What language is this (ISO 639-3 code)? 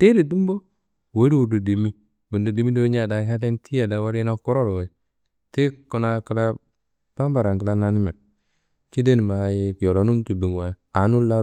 kbl